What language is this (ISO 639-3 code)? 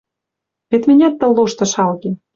mrj